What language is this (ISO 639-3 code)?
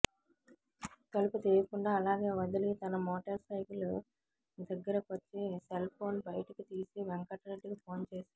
tel